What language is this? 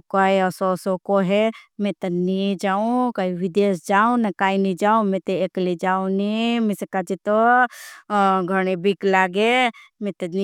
Bhili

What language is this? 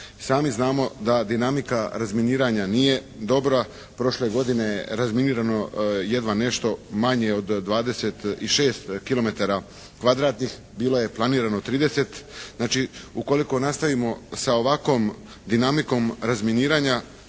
Croatian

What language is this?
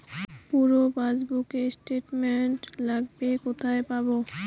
Bangla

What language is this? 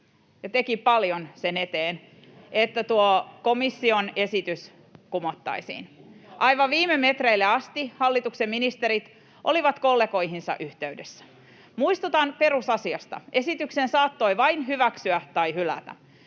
Finnish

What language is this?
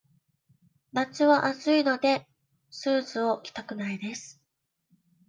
Japanese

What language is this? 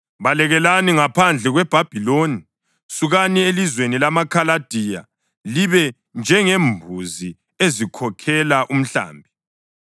North Ndebele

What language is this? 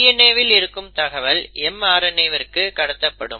Tamil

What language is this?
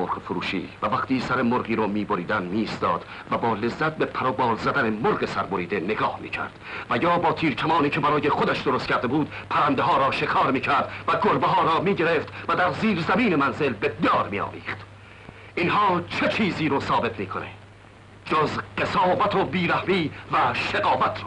Persian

